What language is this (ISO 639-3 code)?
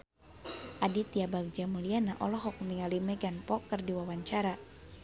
sun